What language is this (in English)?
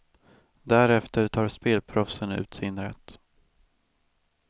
Swedish